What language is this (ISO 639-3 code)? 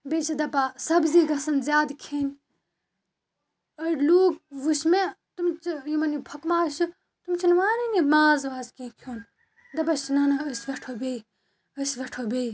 kas